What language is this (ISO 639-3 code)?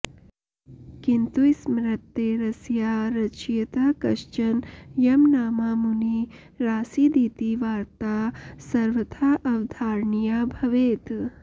san